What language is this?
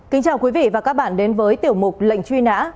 Vietnamese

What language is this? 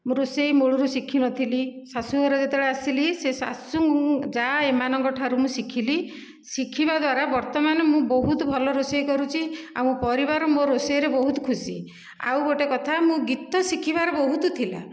Odia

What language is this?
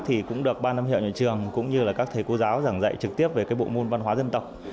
Vietnamese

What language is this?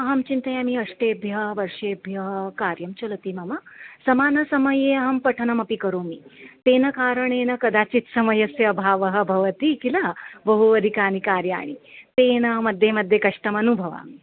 Sanskrit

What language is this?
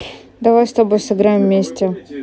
Russian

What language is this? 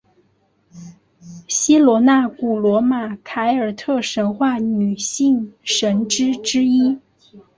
Chinese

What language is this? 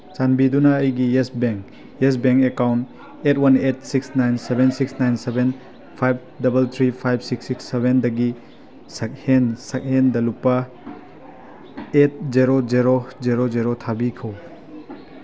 Manipuri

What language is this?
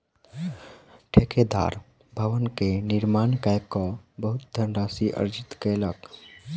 Maithili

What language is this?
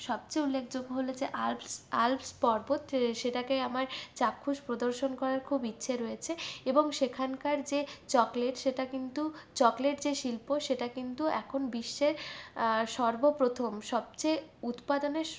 Bangla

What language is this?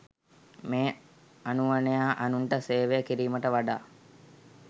Sinhala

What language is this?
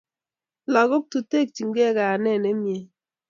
Kalenjin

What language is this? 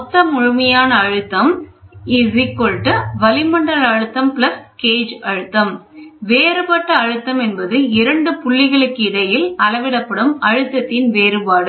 Tamil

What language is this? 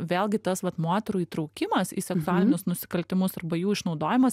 Lithuanian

